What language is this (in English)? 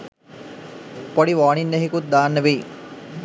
Sinhala